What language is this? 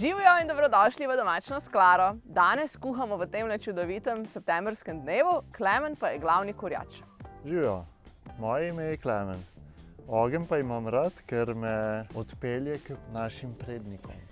Slovenian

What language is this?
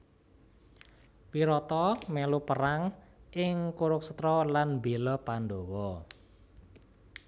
Javanese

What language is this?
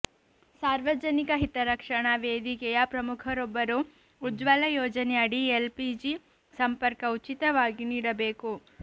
Kannada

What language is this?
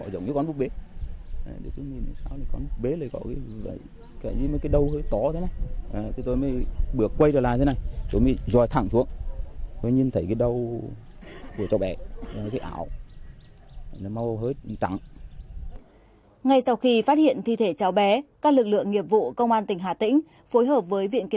Vietnamese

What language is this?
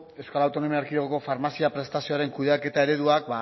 Basque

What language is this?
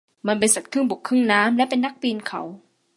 Thai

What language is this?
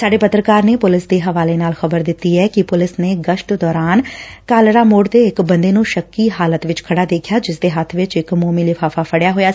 Punjabi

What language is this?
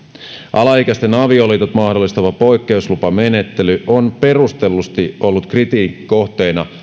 Finnish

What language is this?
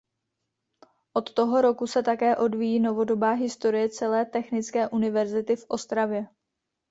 Czech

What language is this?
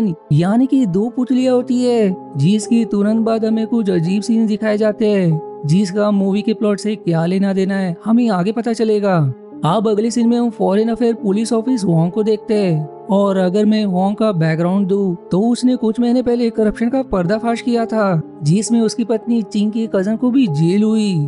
Hindi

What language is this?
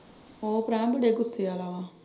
Punjabi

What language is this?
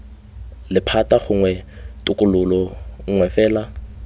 Tswana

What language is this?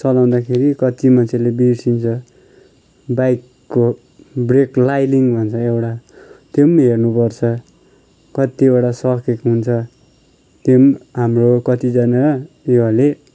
Nepali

